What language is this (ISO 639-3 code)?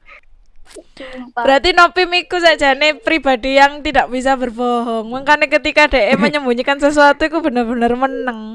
ind